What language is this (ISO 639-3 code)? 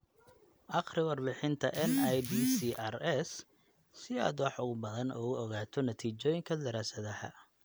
som